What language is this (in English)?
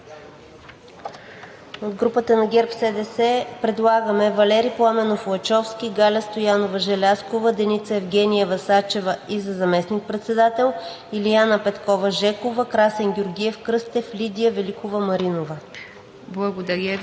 Bulgarian